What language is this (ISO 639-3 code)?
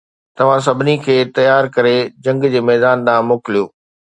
snd